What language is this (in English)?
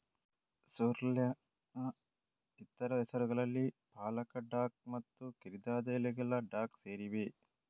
Kannada